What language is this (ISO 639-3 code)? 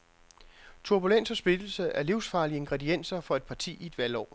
dan